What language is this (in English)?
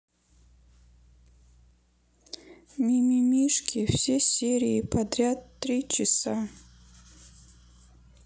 Russian